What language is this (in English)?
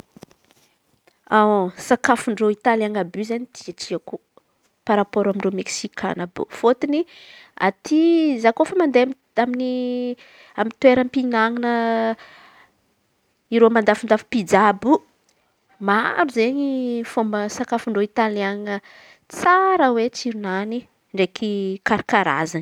Antankarana Malagasy